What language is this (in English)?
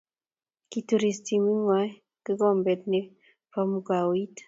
Kalenjin